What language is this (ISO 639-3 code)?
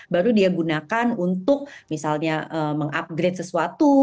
ind